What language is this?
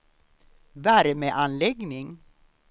Swedish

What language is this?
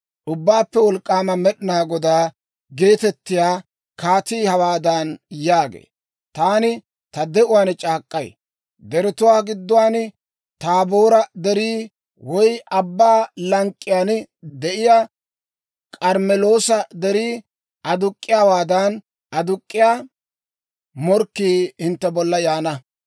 Dawro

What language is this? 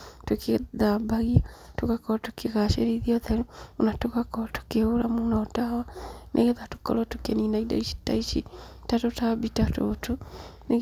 Kikuyu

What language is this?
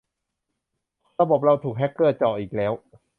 Thai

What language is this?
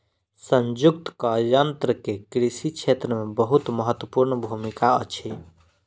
Maithili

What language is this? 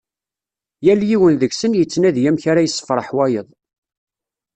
Kabyle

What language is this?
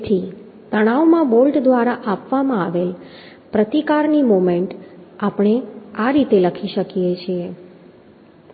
Gujarati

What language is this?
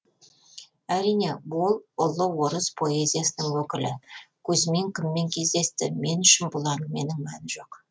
Kazakh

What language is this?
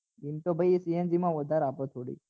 Gujarati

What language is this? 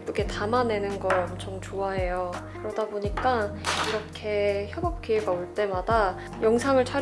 Korean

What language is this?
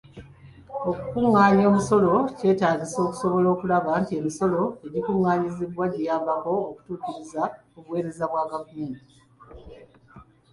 Ganda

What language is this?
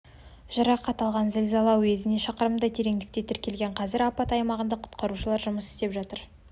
Kazakh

